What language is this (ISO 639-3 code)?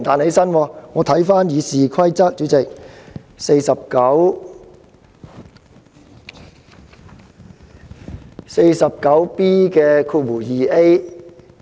yue